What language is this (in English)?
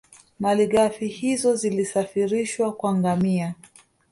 Swahili